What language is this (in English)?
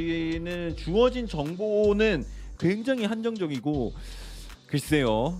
Korean